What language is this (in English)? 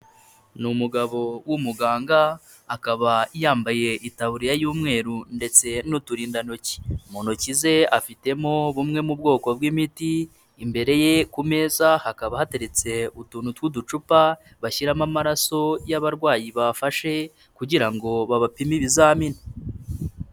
Kinyarwanda